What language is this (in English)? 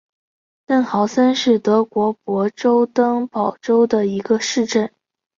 Chinese